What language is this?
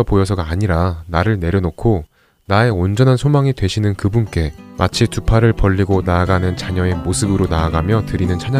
Korean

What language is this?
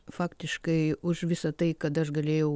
Lithuanian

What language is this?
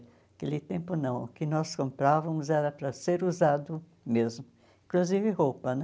Portuguese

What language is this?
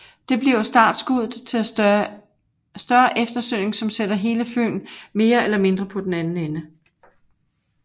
Danish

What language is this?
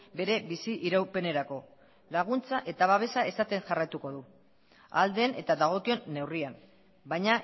Basque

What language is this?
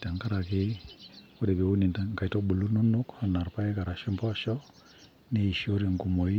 Masai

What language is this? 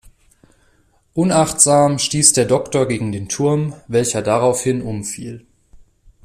German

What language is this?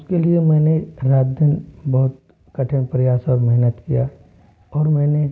Hindi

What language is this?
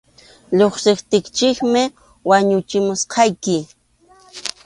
Arequipa-La Unión Quechua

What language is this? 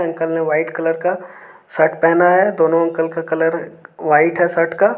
Hindi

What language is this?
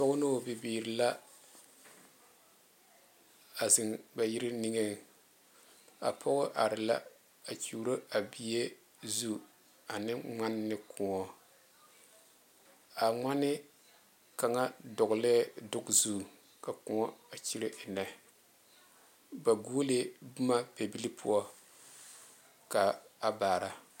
Southern Dagaare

